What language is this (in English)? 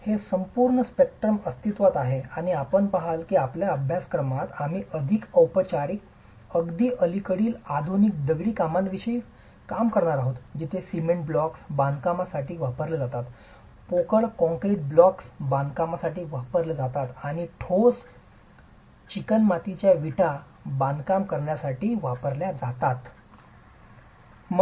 Marathi